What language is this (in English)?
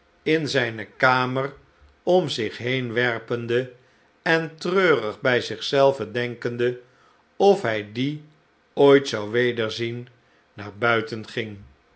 Dutch